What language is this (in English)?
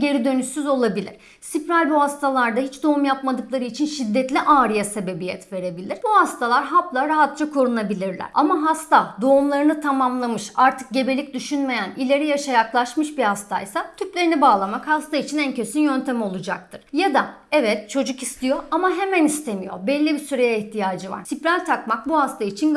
Turkish